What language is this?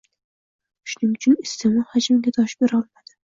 Uzbek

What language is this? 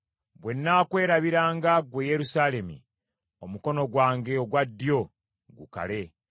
Ganda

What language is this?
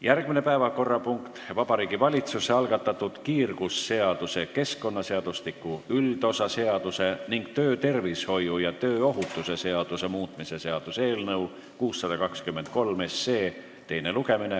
Estonian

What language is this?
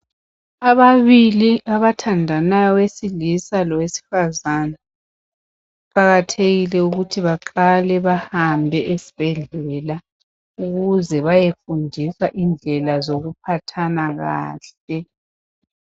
North Ndebele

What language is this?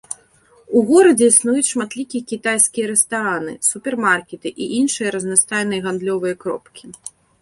Belarusian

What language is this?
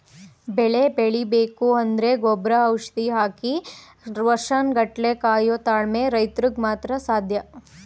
Kannada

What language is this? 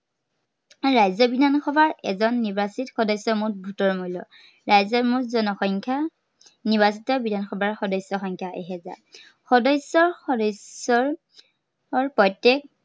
Assamese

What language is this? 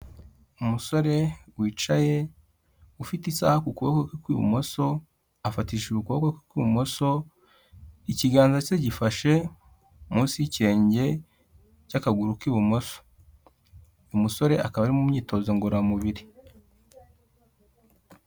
Kinyarwanda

